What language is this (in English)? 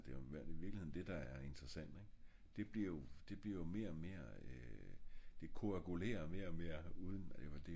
Danish